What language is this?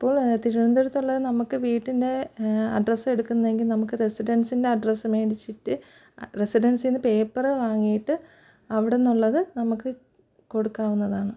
Malayalam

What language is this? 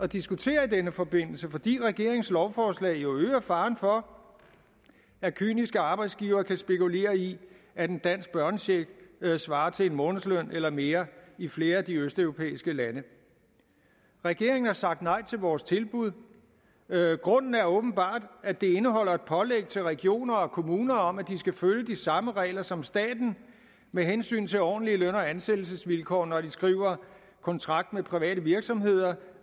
Danish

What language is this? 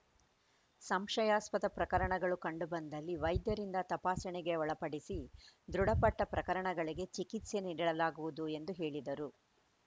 Kannada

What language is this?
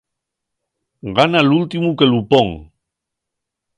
Asturian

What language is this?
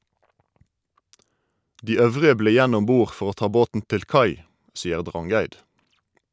Norwegian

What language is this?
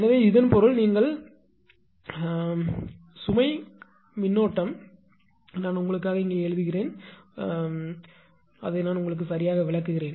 Tamil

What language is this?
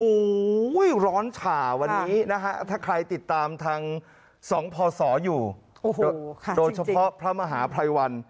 Thai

